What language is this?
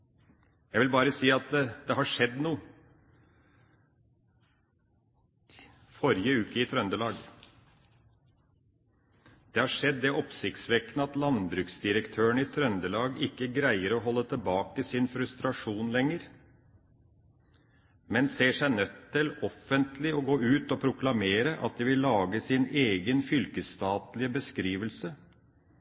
Norwegian Bokmål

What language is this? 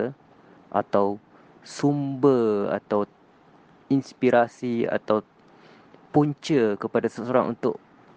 Malay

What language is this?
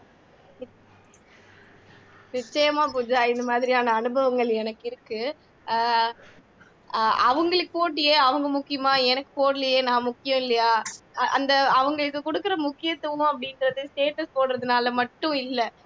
Tamil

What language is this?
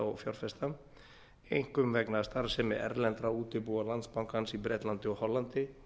Icelandic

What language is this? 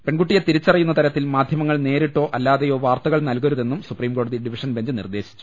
Malayalam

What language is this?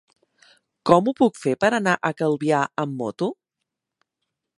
Catalan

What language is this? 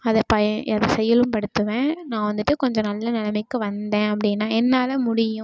Tamil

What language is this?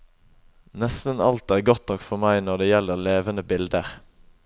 Norwegian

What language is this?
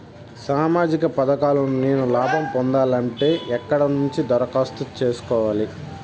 Telugu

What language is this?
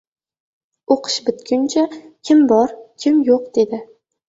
Uzbek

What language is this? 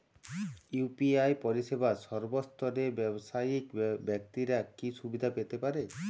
Bangla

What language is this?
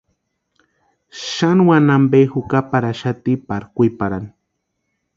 Western Highland Purepecha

